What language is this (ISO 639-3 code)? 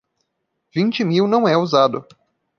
por